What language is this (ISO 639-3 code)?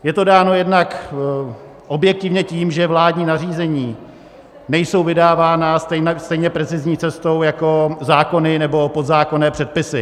ces